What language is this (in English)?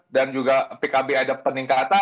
Indonesian